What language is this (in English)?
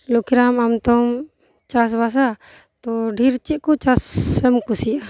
Santali